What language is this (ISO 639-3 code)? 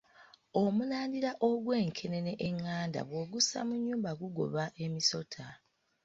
lug